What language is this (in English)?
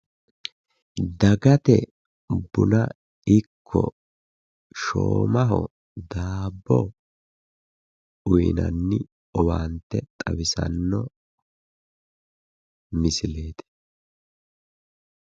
Sidamo